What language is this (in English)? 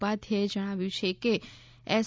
Gujarati